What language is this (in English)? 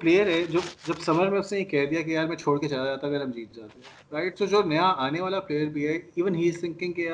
Urdu